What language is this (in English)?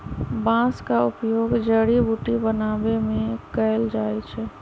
Magahi